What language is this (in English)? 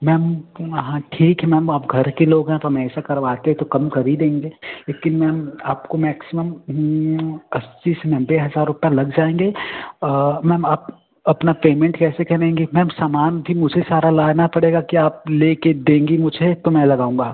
Hindi